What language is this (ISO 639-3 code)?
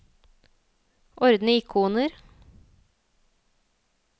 nor